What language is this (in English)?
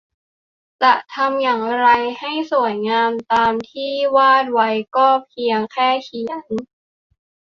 Thai